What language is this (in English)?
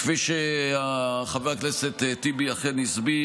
Hebrew